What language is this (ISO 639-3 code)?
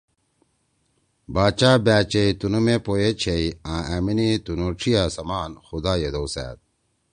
trw